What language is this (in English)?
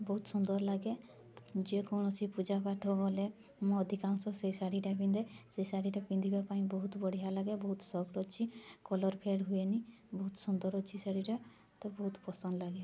Odia